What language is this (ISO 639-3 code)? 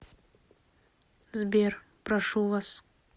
rus